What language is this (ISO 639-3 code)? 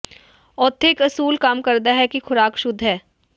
pan